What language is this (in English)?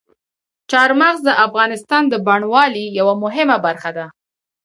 Pashto